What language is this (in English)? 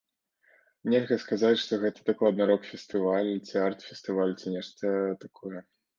Belarusian